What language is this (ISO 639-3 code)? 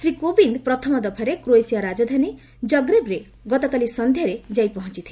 ori